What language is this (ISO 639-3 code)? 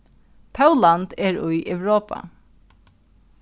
fao